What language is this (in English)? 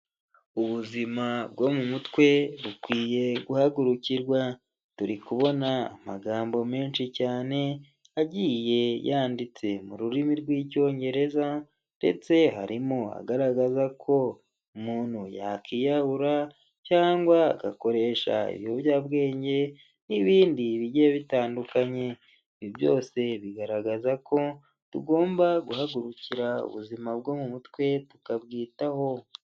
Kinyarwanda